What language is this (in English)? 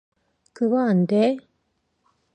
Korean